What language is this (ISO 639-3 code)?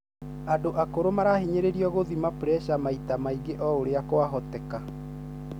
kik